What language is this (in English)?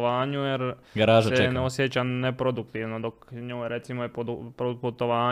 Croatian